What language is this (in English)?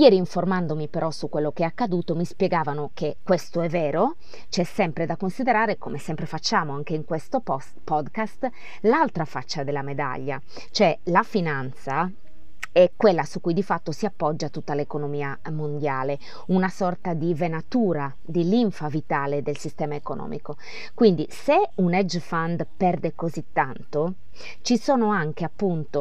Italian